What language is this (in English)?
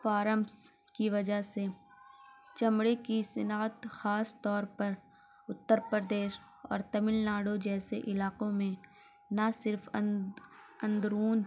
Urdu